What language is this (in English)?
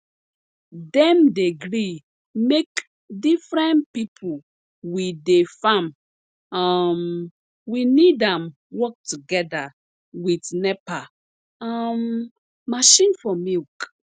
Nigerian Pidgin